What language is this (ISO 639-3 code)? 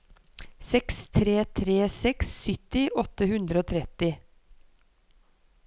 nor